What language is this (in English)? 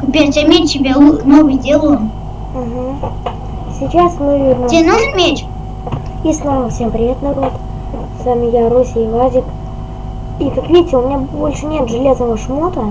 Russian